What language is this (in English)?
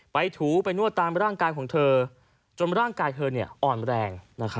Thai